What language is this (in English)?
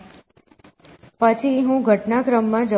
Gujarati